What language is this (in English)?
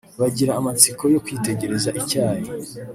Kinyarwanda